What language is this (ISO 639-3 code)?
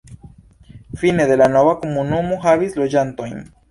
epo